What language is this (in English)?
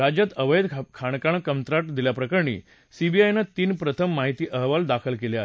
Marathi